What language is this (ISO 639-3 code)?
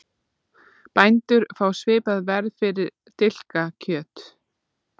isl